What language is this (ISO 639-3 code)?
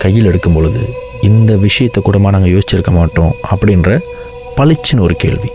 tam